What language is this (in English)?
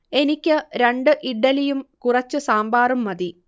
Malayalam